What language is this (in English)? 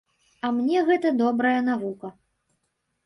Belarusian